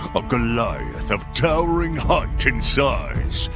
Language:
English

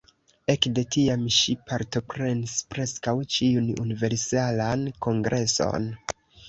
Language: Esperanto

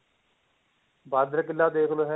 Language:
Punjabi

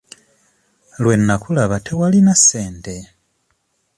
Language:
Ganda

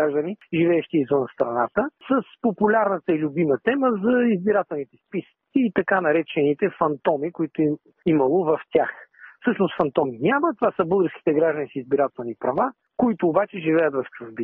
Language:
Bulgarian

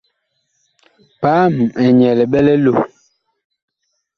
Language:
Bakoko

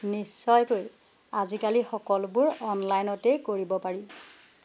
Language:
Assamese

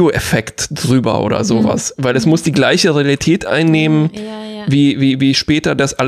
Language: German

